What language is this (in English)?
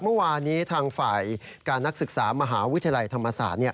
Thai